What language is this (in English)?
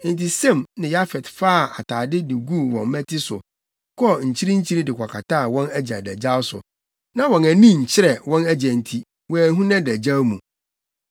Akan